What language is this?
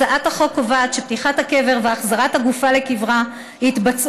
Hebrew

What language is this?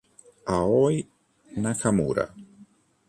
Italian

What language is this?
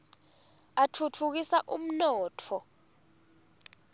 Swati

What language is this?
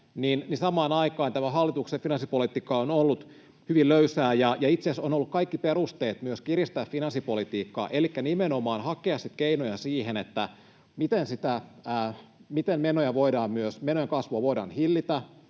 Finnish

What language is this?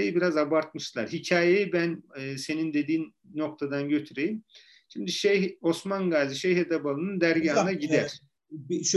Turkish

